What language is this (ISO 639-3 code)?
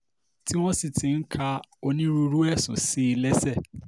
yor